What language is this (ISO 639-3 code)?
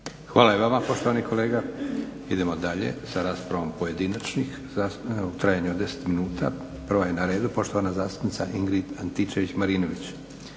hrv